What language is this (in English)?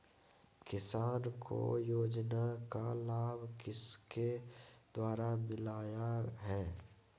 Magahi